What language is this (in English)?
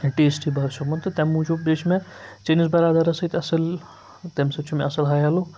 Kashmiri